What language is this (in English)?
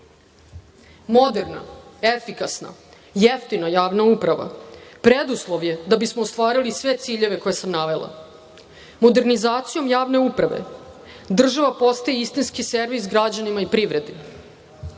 Serbian